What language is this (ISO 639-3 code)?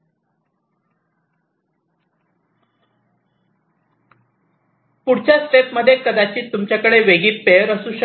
mar